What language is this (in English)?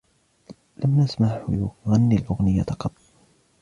Arabic